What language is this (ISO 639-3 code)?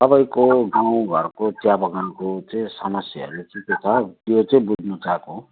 nep